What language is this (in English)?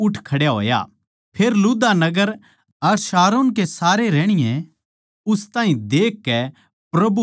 Haryanvi